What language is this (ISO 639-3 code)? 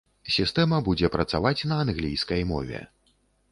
bel